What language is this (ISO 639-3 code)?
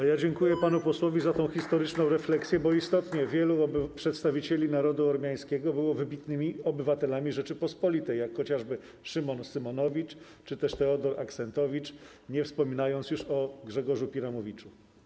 pol